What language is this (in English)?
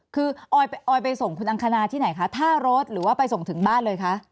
Thai